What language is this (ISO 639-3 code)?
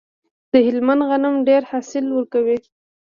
pus